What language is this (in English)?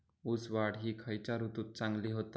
Marathi